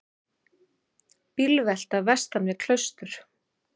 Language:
Icelandic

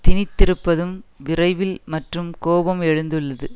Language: Tamil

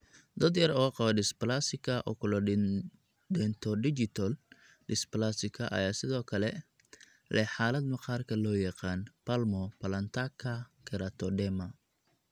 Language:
Somali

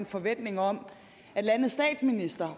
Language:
Danish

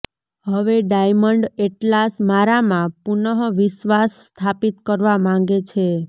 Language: Gujarati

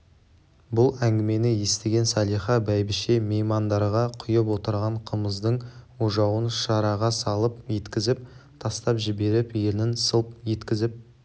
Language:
Kazakh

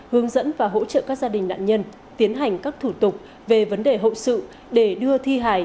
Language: Vietnamese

